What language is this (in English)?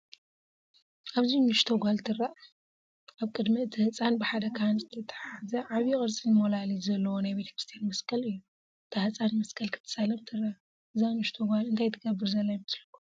Tigrinya